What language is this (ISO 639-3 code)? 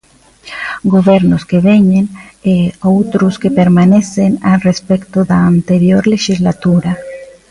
glg